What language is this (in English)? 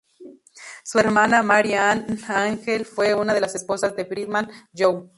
Spanish